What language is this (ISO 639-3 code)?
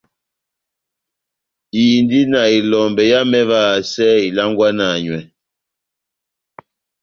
bnm